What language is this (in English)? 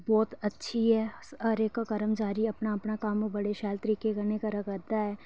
Dogri